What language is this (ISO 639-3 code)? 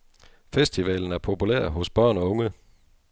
dan